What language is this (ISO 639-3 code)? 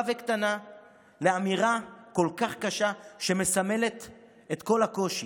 heb